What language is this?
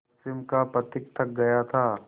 Hindi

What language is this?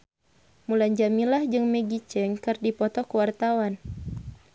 Sundanese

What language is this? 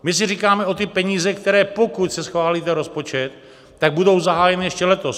Czech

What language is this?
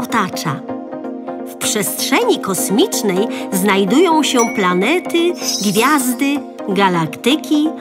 Polish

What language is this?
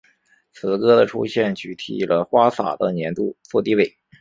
Chinese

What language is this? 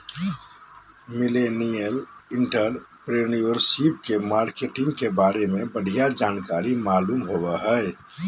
Magahi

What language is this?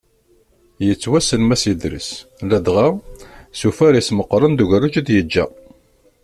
Kabyle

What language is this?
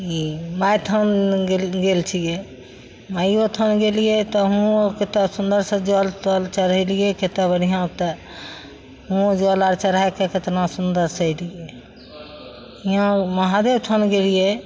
Maithili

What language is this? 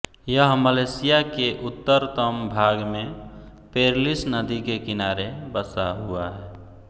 Hindi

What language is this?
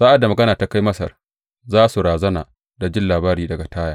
Hausa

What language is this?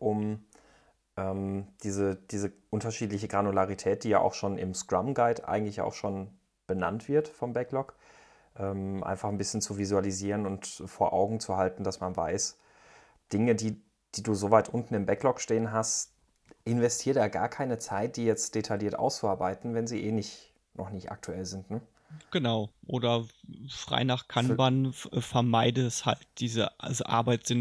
German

